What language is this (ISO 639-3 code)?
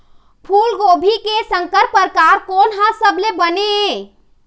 hne